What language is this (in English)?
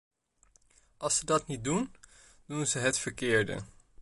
Dutch